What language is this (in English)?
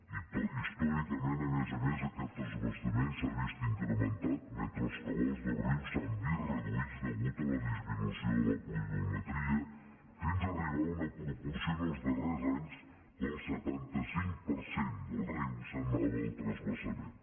Catalan